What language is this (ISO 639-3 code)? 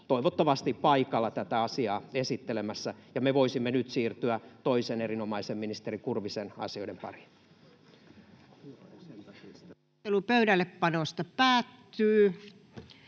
fin